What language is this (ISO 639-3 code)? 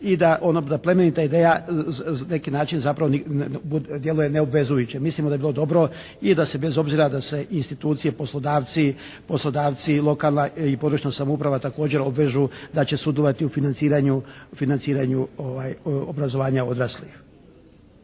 hrv